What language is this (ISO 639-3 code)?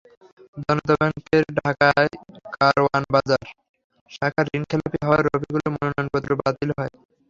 ben